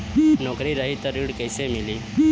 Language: Bhojpuri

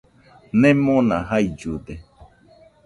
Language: Nüpode Huitoto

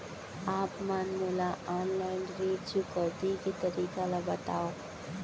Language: Chhattisgarhi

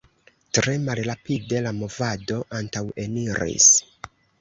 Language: Esperanto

